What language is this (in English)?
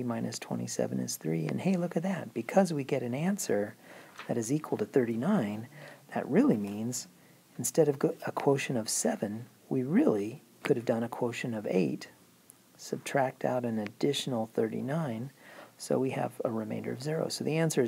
English